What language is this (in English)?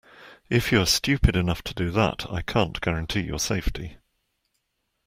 English